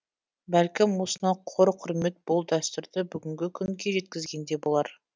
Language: Kazakh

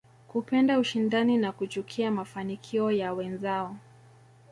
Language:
Swahili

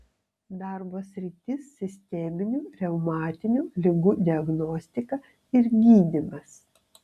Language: Lithuanian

